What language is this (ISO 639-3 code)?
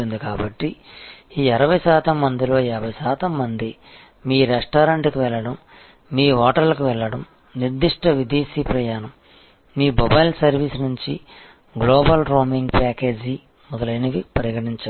tel